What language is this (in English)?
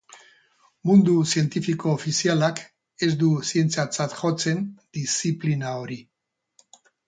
Basque